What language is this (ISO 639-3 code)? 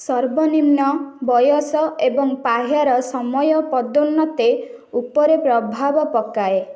ori